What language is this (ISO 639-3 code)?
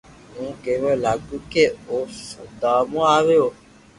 lrk